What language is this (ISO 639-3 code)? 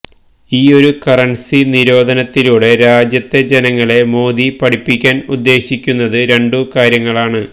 mal